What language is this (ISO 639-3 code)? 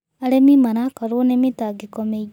kik